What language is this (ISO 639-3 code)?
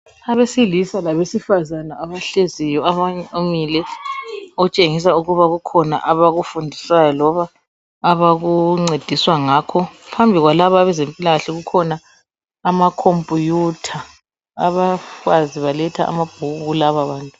nde